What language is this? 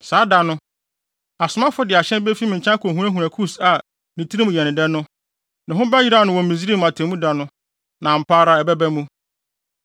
Akan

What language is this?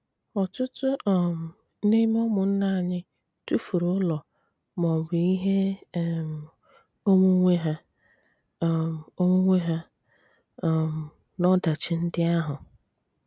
Igbo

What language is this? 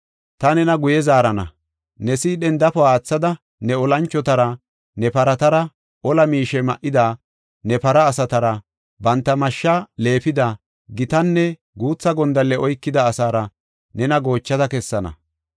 Gofa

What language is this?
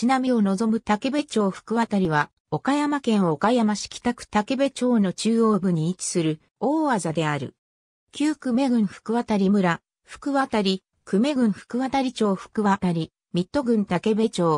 Japanese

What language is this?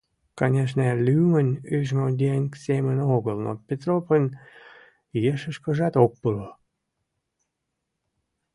Mari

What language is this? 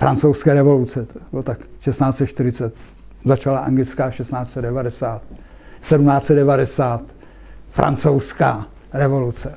Czech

